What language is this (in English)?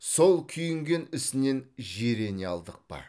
Kazakh